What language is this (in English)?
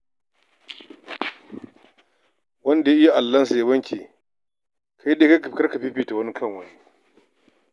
Hausa